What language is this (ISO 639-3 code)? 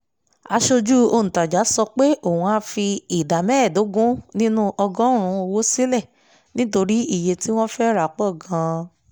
yor